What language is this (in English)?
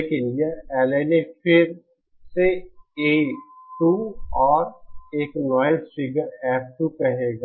Hindi